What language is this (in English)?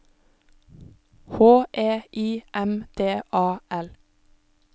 Norwegian